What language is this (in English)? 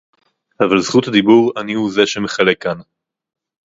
Hebrew